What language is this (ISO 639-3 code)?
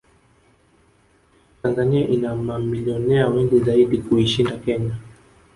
swa